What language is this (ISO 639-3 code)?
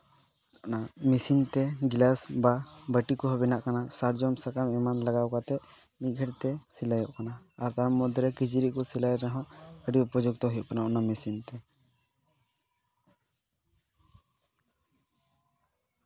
sat